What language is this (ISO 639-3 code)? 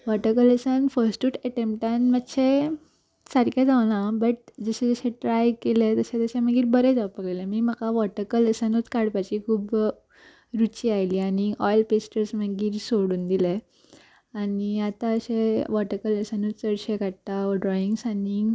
kok